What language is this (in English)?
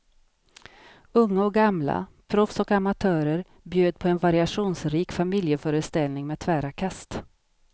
Swedish